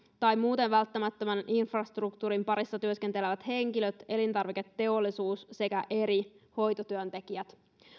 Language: Finnish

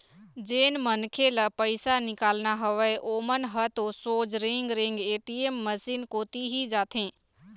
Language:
Chhattisgarhi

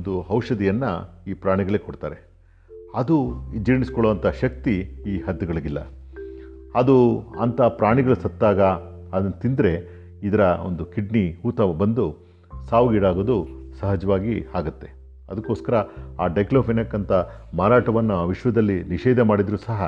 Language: Kannada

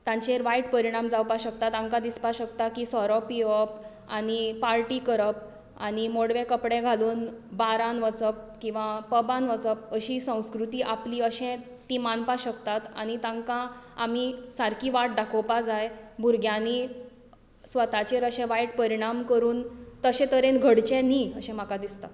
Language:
Konkani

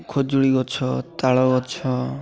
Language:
Odia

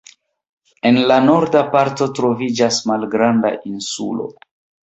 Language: Esperanto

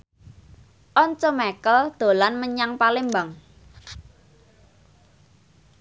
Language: Javanese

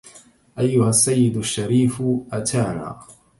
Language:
Arabic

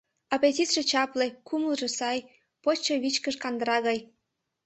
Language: Mari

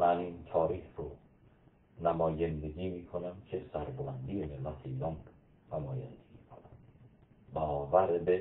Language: Persian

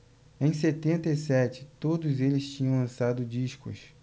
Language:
Portuguese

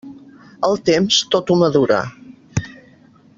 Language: Catalan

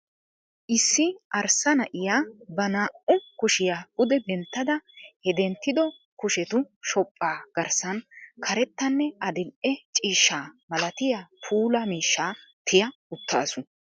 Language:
Wolaytta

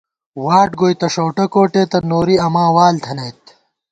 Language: Gawar-Bati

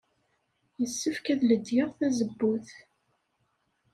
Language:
Kabyle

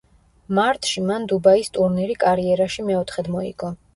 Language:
Georgian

